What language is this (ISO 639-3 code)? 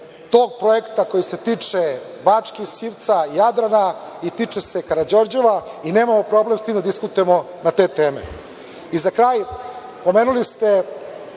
srp